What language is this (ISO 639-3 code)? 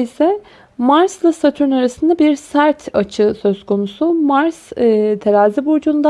tur